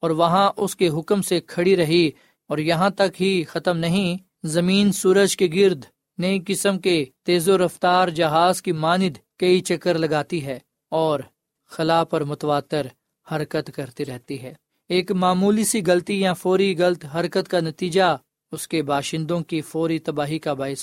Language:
Urdu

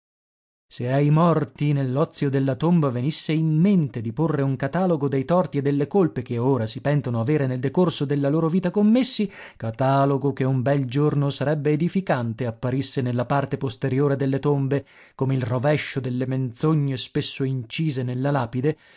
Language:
Italian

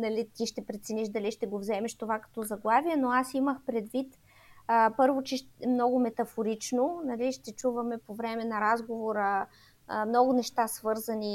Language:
Bulgarian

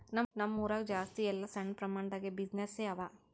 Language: Kannada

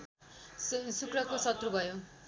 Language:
Nepali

